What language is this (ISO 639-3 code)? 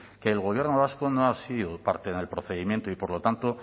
spa